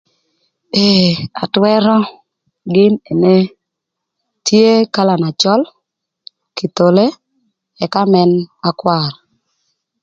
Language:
Thur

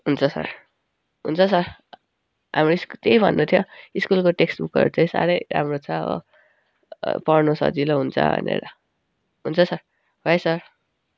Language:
Nepali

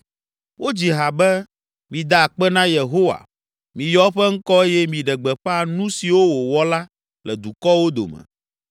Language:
Ewe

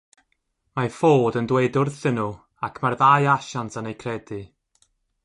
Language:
Welsh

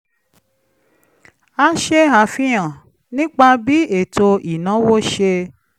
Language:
Yoruba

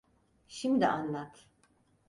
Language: Turkish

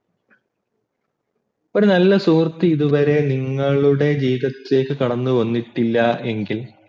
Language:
Malayalam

